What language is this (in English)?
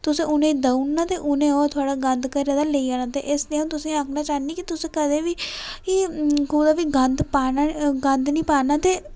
Dogri